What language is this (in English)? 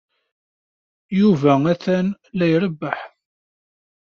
Kabyle